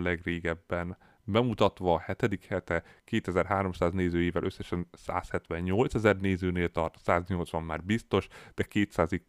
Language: Hungarian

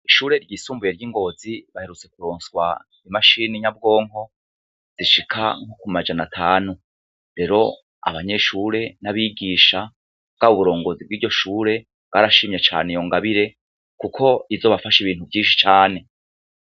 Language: Rundi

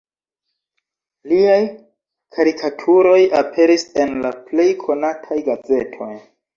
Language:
Esperanto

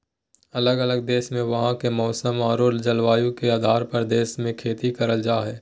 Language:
Magahi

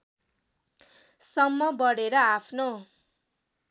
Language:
Nepali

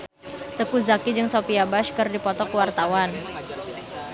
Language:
Sundanese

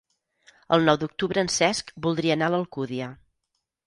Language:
Catalan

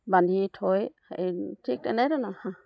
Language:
Assamese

